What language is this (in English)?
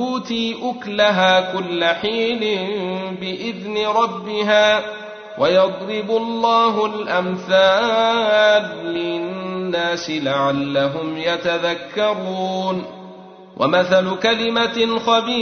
Arabic